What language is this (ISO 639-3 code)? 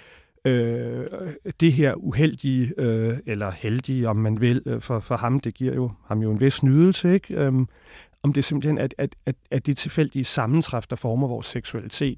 dan